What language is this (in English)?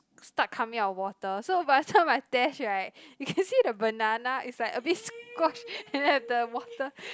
English